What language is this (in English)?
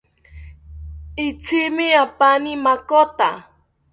South Ucayali Ashéninka